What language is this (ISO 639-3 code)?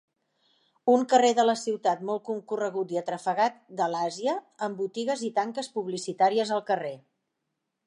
cat